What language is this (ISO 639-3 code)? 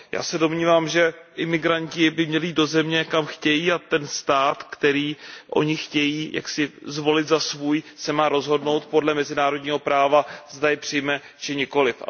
ces